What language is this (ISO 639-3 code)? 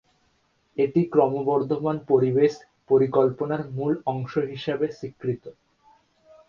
ben